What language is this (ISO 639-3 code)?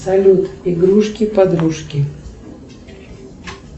rus